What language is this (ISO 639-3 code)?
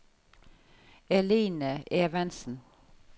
nor